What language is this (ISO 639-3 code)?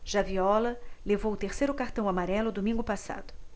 por